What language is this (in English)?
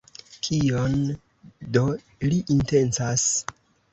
Esperanto